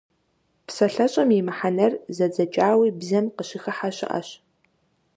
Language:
Kabardian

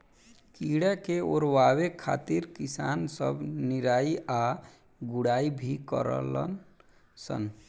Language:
Bhojpuri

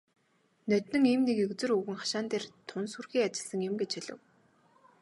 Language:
Mongolian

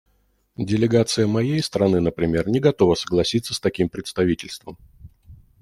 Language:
Russian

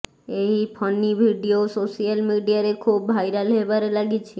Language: Odia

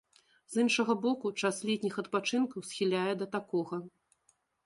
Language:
Belarusian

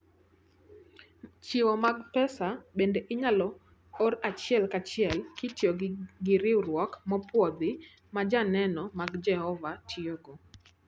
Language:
Luo (Kenya and Tanzania)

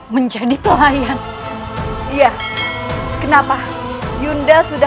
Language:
Indonesian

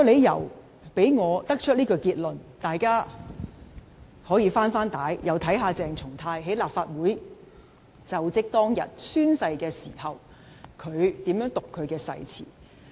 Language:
Cantonese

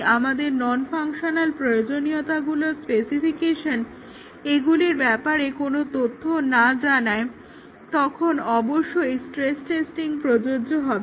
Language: Bangla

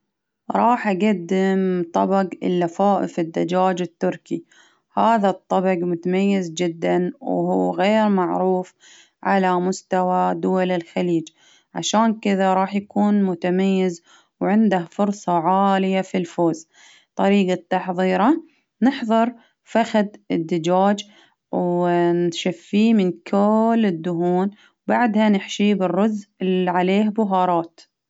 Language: Baharna Arabic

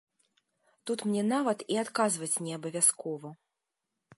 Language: Belarusian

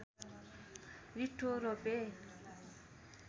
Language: Nepali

